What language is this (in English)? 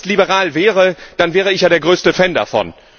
German